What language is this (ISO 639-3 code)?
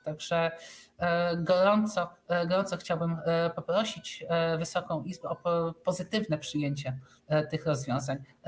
pol